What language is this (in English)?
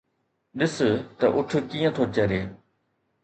Sindhi